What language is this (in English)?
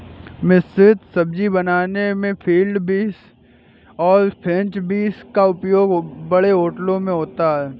Hindi